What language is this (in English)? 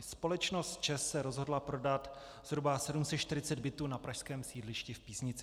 Czech